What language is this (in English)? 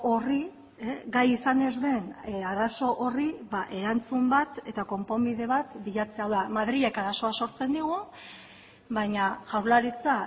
Basque